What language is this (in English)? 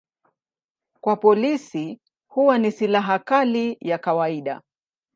Swahili